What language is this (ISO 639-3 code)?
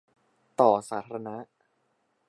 tha